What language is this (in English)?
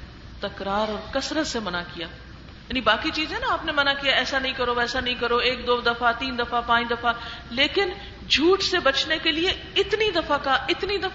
Urdu